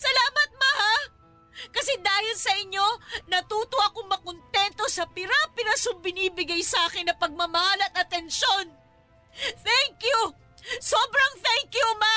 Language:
Filipino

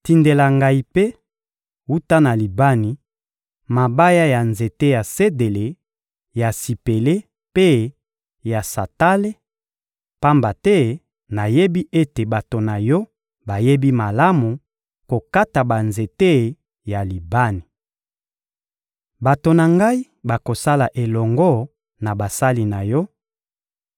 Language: Lingala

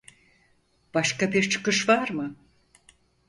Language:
Turkish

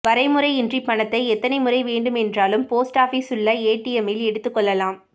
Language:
Tamil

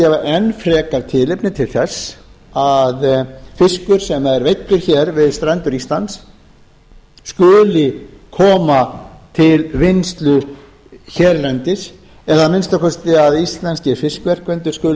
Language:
Icelandic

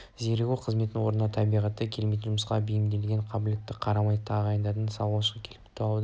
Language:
Kazakh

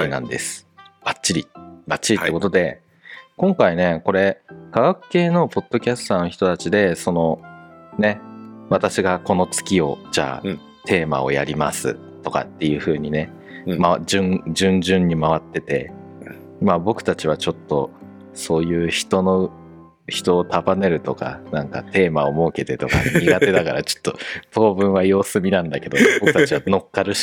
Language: Japanese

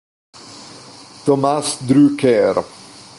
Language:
Italian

